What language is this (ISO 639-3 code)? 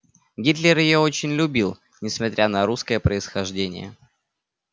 rus